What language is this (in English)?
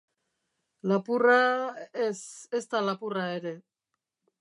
Basque